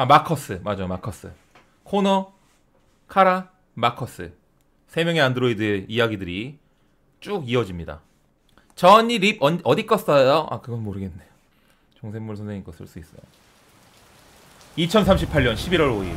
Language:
Korean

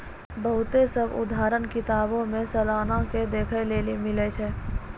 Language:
Maithili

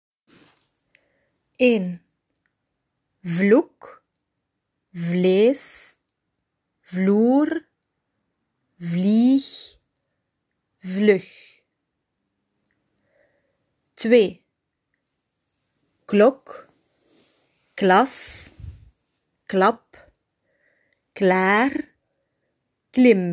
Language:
Dutch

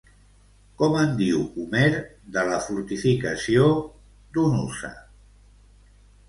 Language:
Catalan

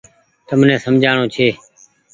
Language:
Goaria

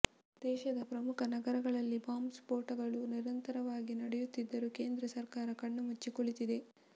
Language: Kannada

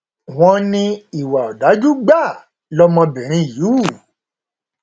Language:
Yoruba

